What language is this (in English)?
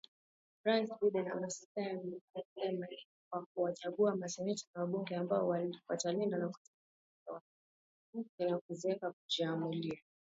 Swahili